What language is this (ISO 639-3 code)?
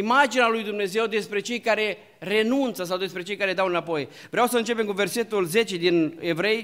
ron